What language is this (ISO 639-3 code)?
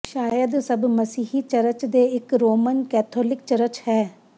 pan